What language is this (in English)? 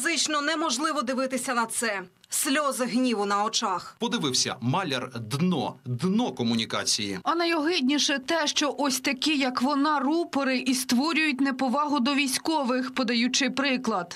Ukrainian